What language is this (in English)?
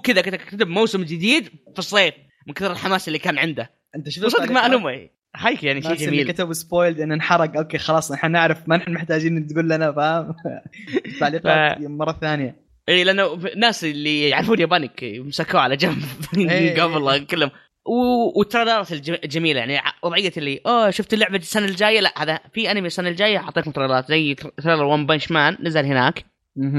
Arabic